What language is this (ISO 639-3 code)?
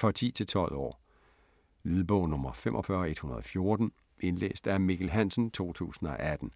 dan